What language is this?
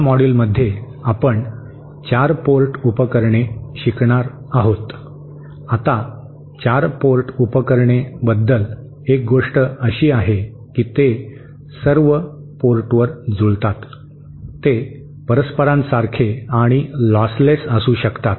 Marathi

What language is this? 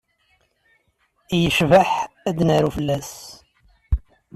Kabyle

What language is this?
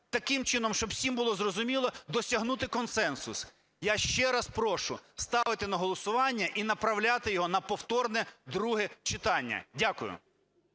Ukrainian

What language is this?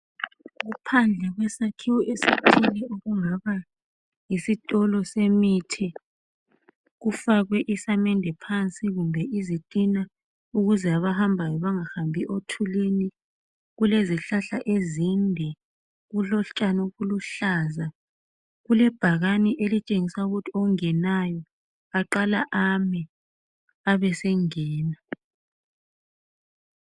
North Ndebele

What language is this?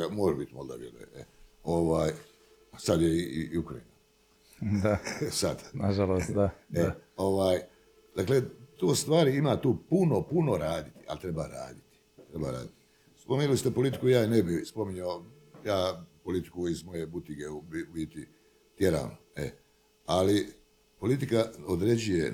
Croatian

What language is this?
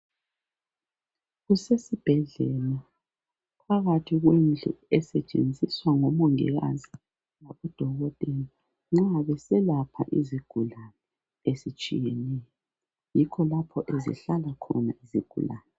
North Ndebele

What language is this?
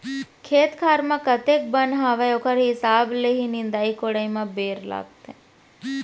Chhattisgarhi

